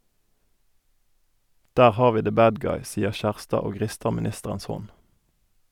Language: Norwegian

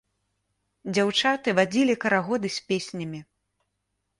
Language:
Belarusian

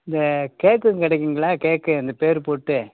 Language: Tamil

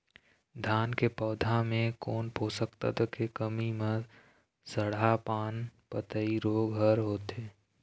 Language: Chhattisgarhi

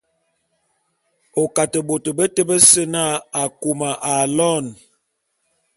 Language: Bulu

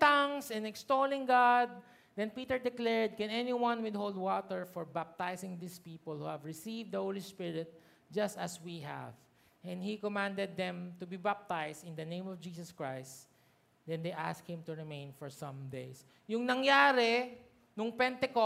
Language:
Filipino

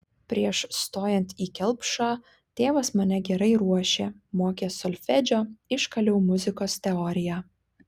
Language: Lithuanian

